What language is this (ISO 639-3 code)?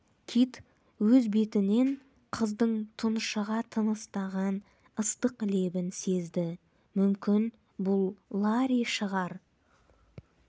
kaz